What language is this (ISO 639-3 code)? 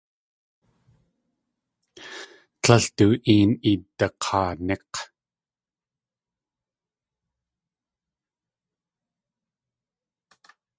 tli